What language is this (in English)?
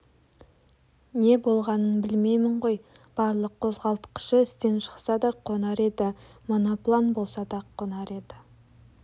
Kazakh